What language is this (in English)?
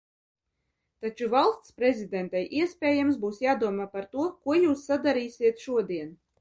Latvian